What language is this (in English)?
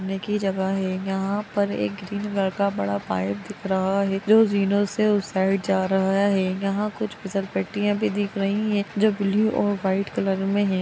Magahi